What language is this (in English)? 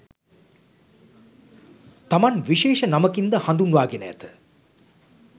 Sinhala